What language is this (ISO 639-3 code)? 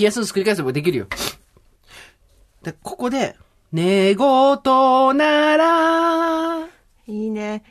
jpn